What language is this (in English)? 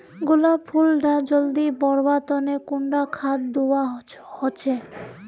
Magahi